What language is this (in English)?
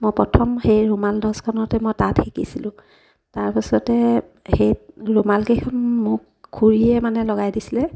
Assamese